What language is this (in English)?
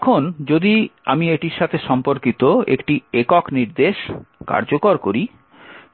Bangla